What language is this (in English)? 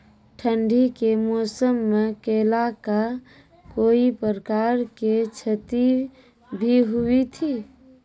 Maithili